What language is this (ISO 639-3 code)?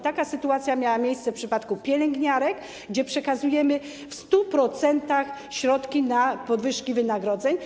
pol